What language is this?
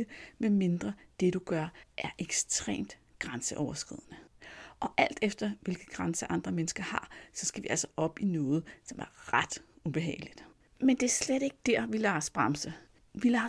Danish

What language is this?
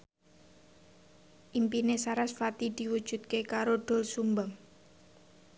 Javanese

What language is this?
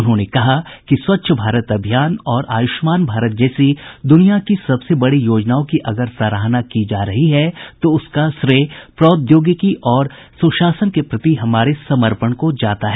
Hindi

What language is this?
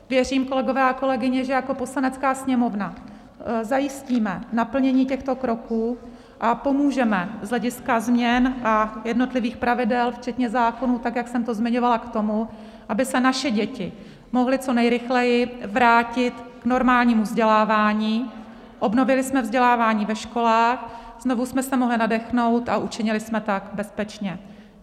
Czech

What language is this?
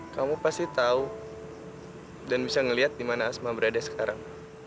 Indonesian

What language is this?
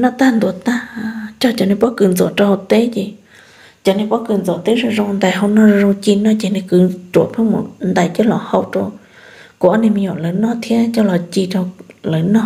Vietnamese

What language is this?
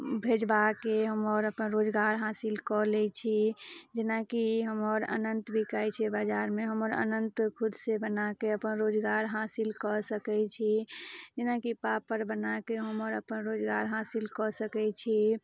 Maithili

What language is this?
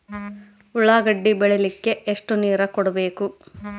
Kannada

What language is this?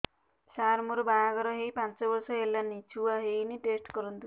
Odia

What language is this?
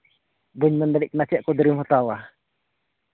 Santali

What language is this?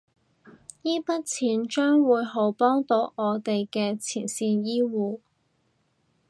Cantonese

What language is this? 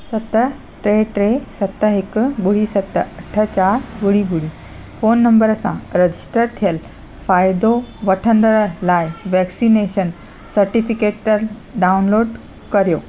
Sindhi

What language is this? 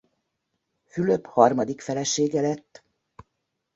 Hungarian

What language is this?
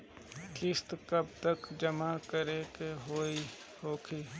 Bhojpuri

